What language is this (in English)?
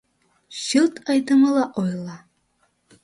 Mari